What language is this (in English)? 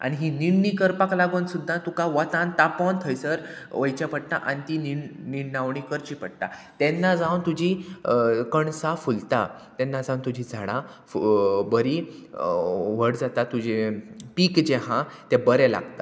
Konkani